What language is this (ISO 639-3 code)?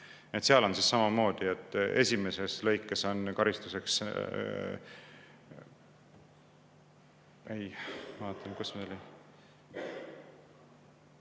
est